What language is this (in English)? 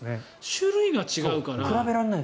Japanese